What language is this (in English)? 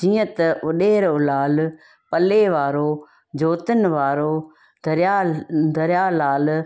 Sindhi